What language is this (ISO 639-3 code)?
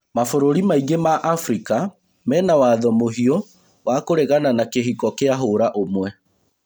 kik